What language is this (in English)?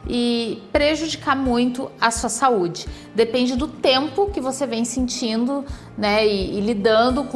Portuguese